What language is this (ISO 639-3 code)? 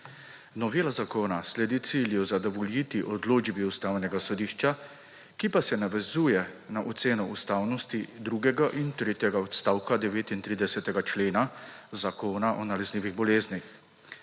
slv